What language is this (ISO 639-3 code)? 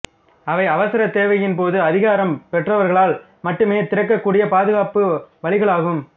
tam